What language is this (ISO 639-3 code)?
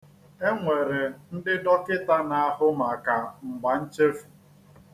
ibo